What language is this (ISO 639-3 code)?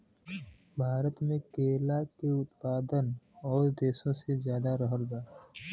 bho